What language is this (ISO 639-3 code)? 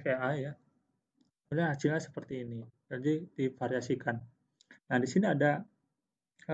ind